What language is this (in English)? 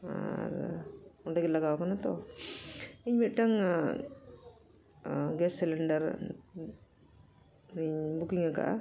Santali